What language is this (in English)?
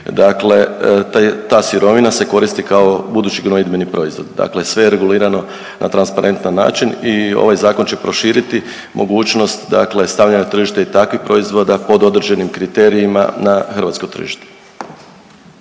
Croatian